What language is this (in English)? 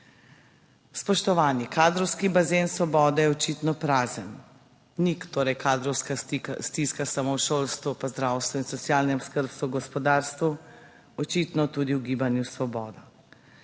Slovenian